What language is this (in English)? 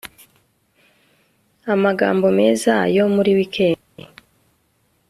Kinyarwanda